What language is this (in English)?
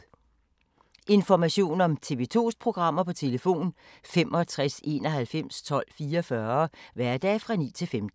Danish